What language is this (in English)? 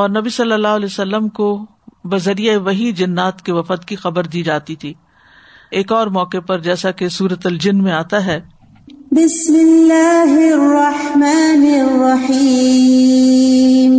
Urdu